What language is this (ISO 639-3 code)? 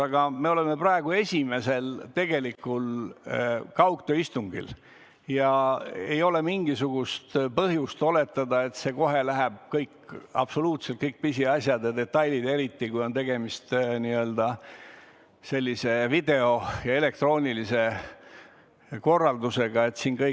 est